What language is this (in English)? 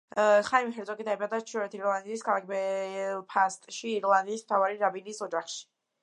Georgian